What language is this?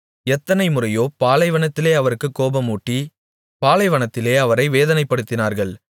Tamil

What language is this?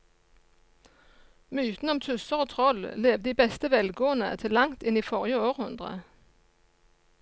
Norwegian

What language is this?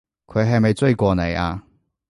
Cantonese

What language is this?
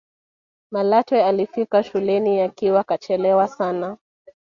Swahili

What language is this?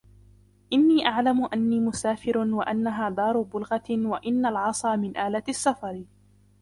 Arabic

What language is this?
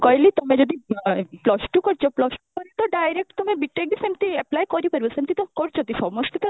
Odia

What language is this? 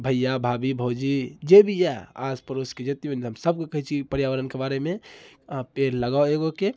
Maithili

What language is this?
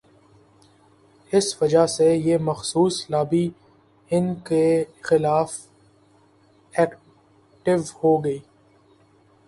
Urdu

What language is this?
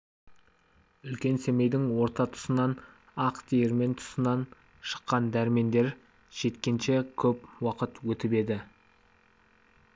Kazakh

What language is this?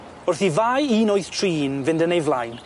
Welsh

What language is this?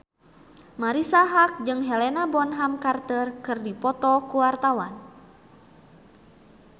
Sundanese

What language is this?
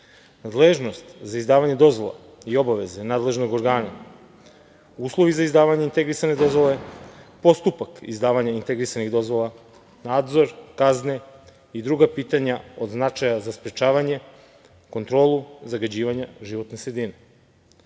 Serbian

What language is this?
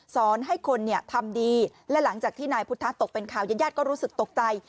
Thai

